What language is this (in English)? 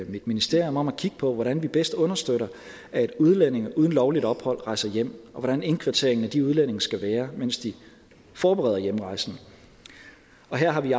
Danish